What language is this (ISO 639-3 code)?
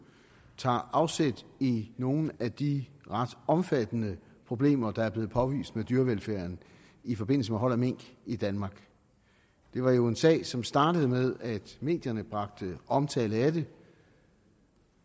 dan